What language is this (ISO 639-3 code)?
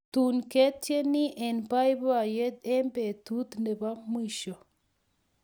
kln